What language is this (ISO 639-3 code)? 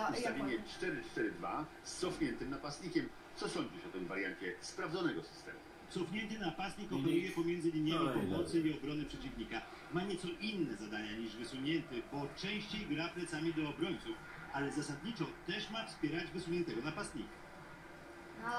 pol